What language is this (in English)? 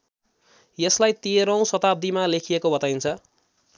Nepali